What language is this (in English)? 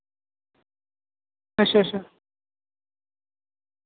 Dogri